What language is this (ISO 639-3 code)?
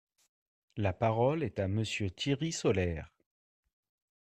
fra